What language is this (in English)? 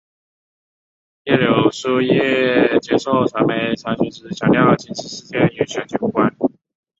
Chinese